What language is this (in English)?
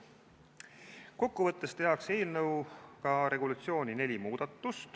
Estonian